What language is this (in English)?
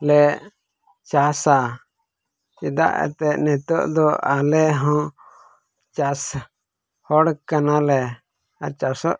Santali